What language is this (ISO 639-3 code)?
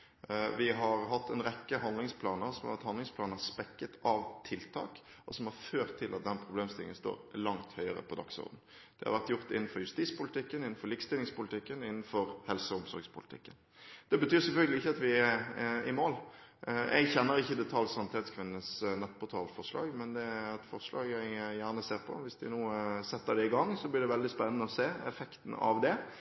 nob